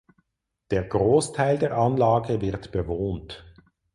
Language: German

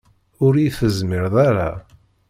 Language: Kabyle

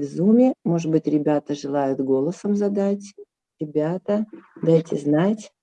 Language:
Russian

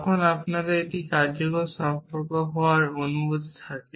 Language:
Bangla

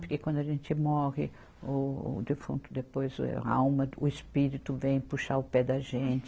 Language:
Portuguese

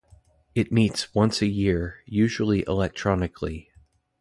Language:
English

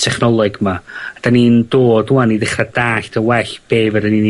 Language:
Welsh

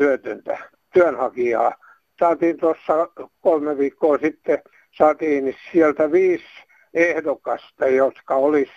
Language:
Finnish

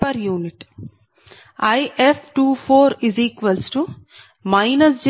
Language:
Telugu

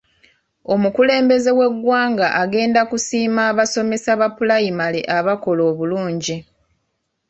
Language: Ganda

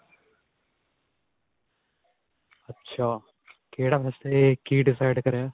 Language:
Punjabi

